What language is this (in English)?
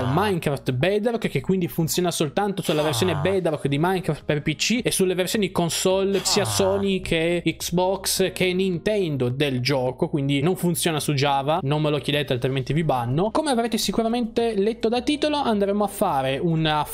Italian